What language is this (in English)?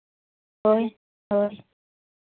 Santali